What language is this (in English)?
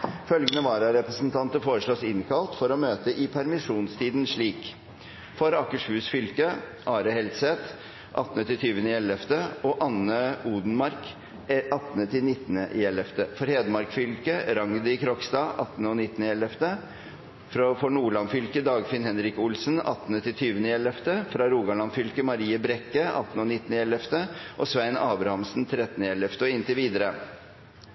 Norwegian Bokmål